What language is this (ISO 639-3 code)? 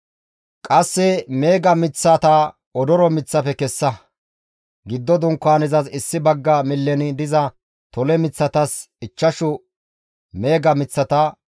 gmv